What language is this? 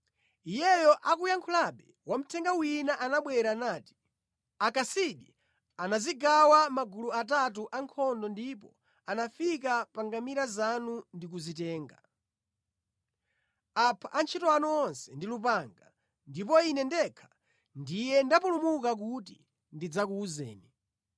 Nyanja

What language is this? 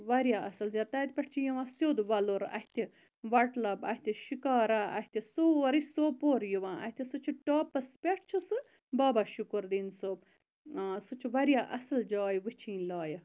Kashmiri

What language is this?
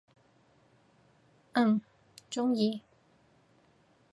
Cantonese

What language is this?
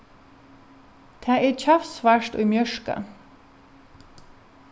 Faroese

